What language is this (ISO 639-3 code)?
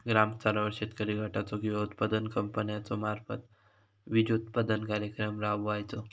mar